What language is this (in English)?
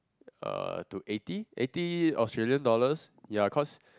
English